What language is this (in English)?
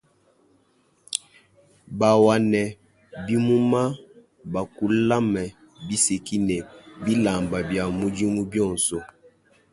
Luba-Lulua